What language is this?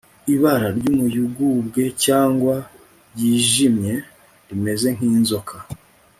Kinyarwanda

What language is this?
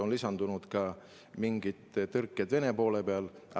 Estonian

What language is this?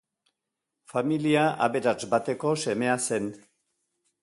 Basque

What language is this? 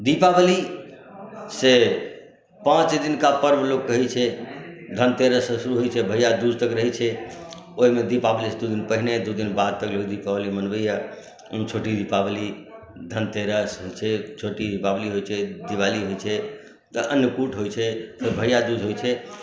Maithili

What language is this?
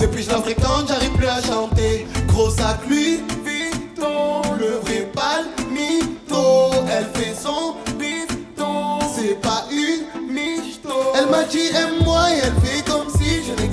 French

